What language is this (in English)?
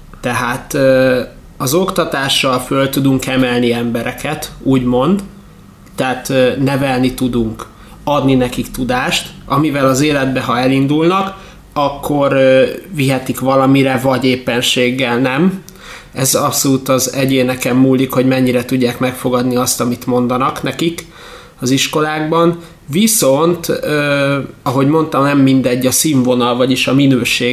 Hungarian